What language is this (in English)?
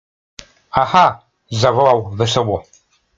Polish